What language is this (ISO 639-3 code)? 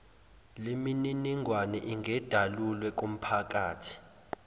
zul